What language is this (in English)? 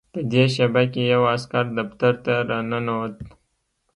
Pashto